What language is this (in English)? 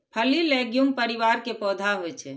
Maithili